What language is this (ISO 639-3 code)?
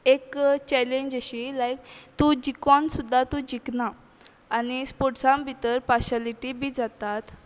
kok